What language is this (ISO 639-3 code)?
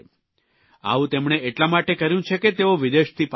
guj